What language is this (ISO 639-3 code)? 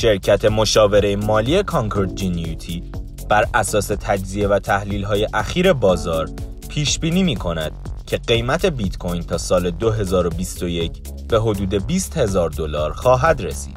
fas